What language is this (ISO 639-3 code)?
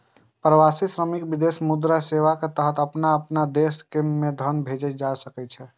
mai